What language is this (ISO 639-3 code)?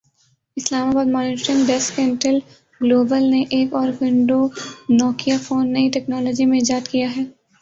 urd